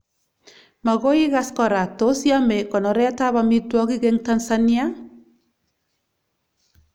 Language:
Kalenjin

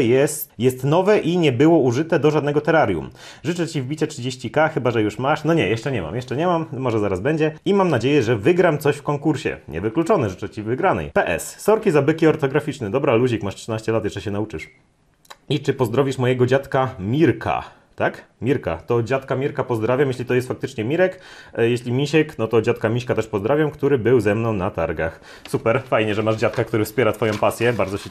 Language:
Polish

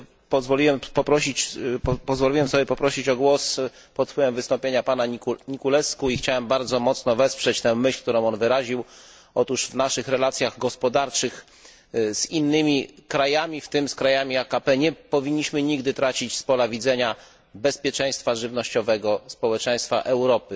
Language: Polish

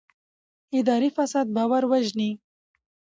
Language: Pashto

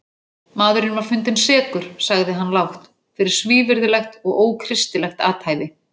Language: Icelandic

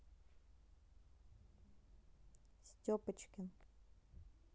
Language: Russian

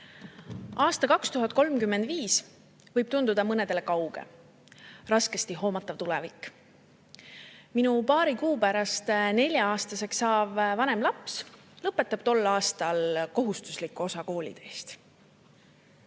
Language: Estonian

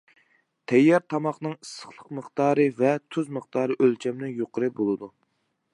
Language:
Uyghur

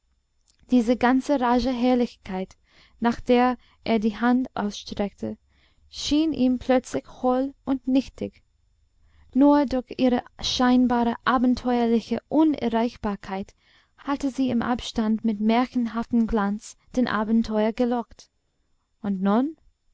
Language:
German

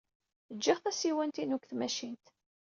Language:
Kabyle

